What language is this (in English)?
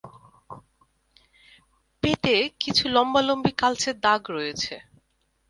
Bangla